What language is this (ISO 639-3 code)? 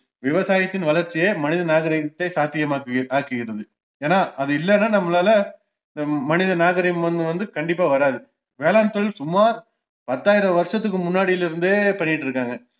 tam